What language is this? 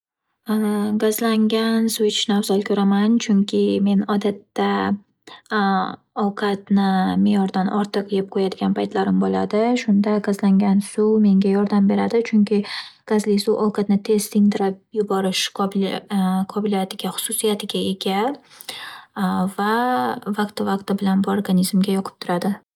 Uzbek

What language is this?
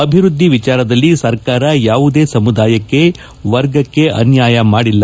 Kannada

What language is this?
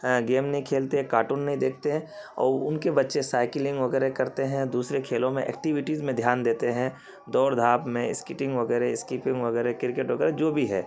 Urdu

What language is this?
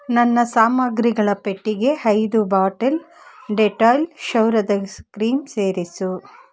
Kannada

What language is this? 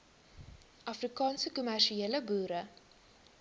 Afrikaans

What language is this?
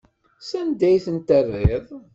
Kabyle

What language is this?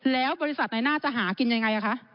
Thai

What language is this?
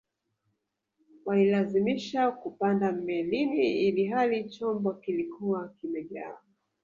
Swahili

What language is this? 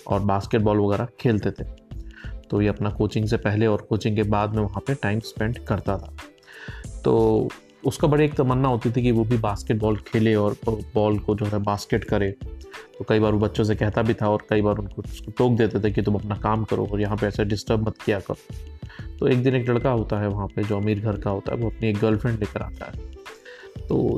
Hindi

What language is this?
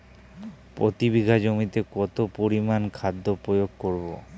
Bangla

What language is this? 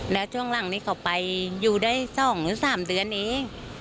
Thai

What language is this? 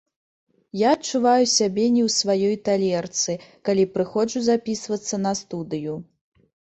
Belarusian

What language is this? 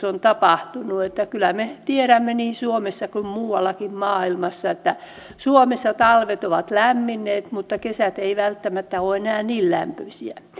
Finnish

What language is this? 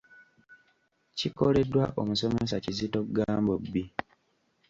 Ganda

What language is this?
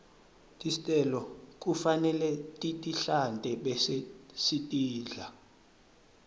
Swati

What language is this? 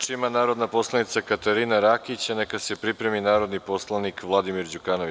Serbian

